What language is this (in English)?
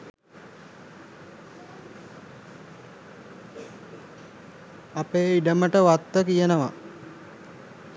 Sinhala